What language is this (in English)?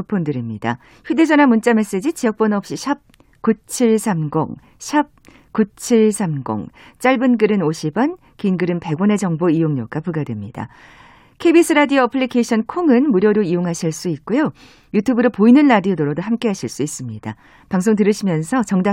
Korean